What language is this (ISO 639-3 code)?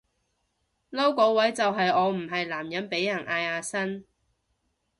yue